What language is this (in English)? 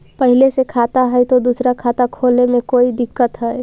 Magahi